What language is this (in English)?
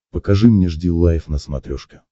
Russian